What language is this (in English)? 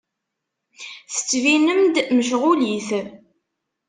Kabyle